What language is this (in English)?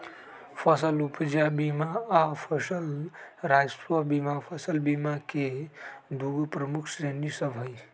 Magahi